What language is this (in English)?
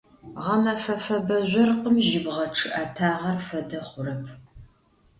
Adyghe